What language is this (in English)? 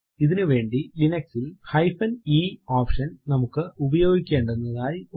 Malayalam